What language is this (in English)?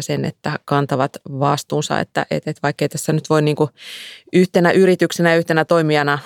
Finnish